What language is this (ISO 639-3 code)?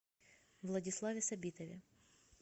rus